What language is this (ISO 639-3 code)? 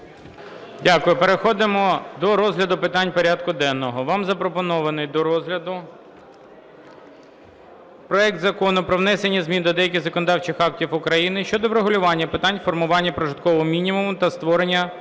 ukr